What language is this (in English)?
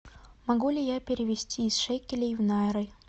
Russian